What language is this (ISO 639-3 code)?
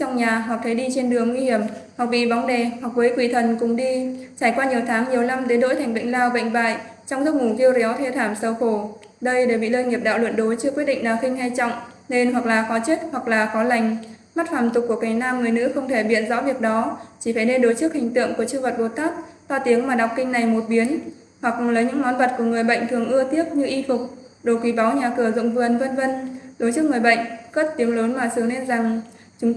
vie